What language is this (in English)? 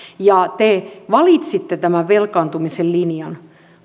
Finnish